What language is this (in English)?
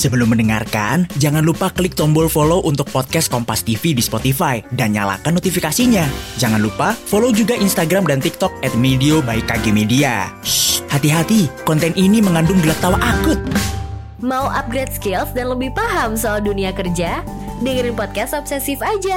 Indonesian